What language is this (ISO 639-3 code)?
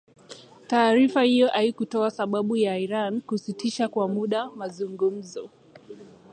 swa